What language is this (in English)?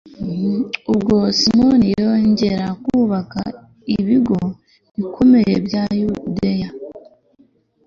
Kinyarwanda